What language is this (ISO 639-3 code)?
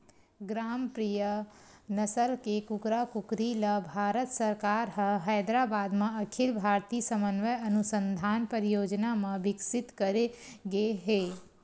hne